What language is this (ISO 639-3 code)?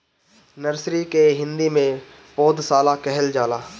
bho